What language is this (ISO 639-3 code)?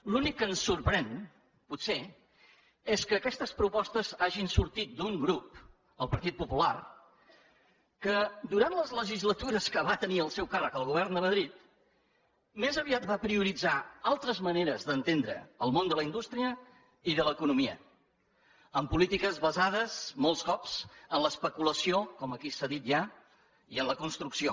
cat